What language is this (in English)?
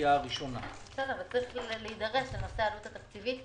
Hebrew